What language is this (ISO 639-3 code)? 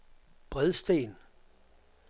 dan